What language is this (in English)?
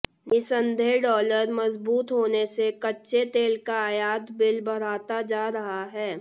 Hindi